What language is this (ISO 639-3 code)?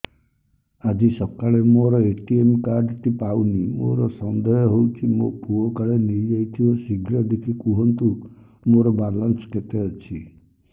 ori